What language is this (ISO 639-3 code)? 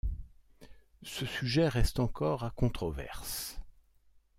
fra